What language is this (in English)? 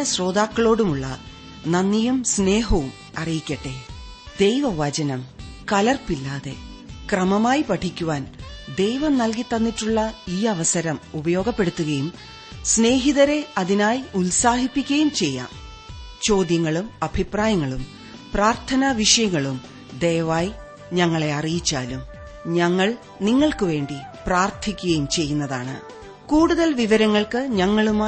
Malayalam